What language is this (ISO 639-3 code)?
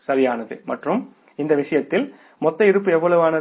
tam